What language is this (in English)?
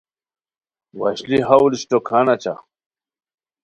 Khowar